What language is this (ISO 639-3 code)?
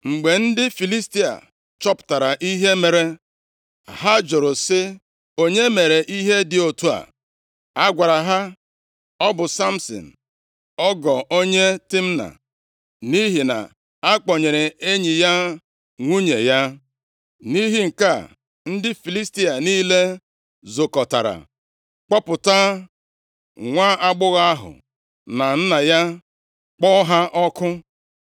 ibo